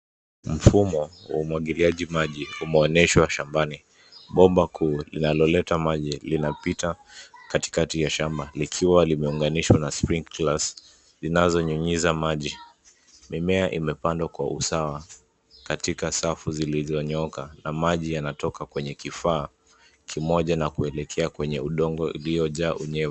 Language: Swahili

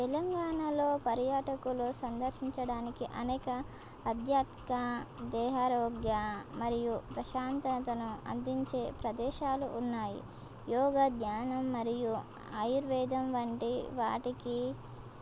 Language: Telugu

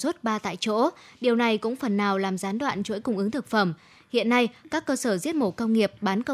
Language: Vietnamese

